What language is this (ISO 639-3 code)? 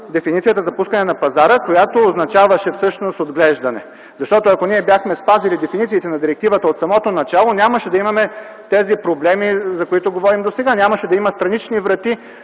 bul